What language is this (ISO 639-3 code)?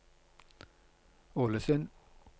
nor